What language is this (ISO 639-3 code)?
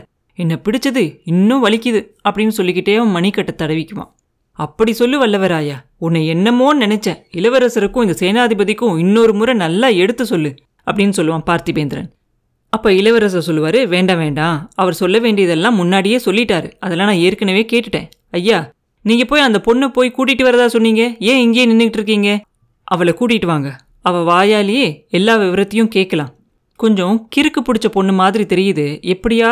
tam